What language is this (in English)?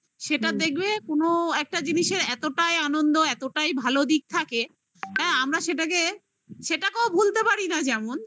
Bangla